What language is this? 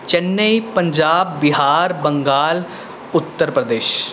Punjabi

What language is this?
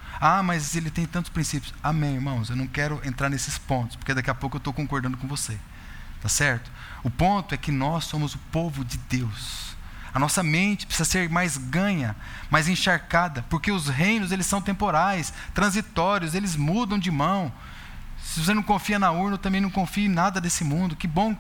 Portuguese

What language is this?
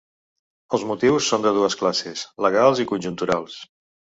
Catalan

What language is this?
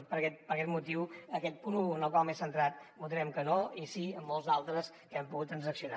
Catalan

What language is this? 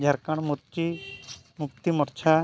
Santali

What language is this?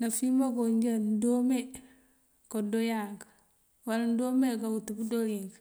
Mandjak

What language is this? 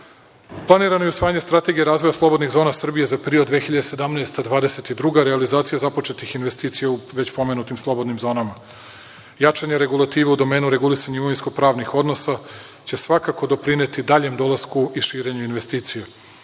Serbian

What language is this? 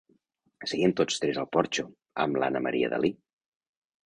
Catalan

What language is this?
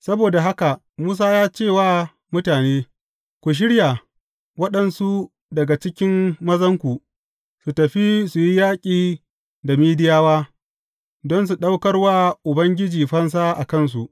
Hausa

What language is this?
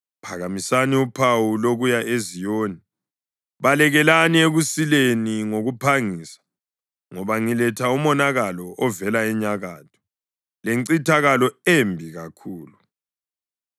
North Ndebele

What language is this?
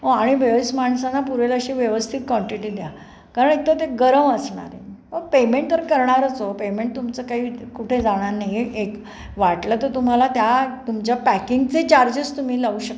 Marathi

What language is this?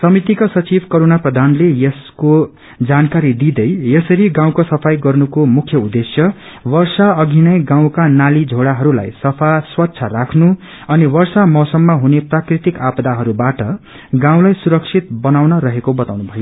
Nepali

